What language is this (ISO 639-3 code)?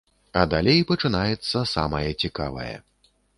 bel